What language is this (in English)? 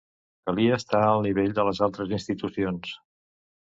Catalan